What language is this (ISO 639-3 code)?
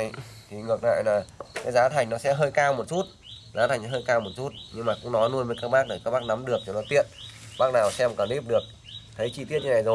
vie